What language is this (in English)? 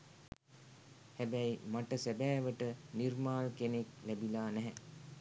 Sinhala